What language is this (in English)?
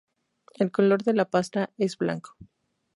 Spanish